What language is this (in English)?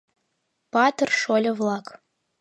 Mari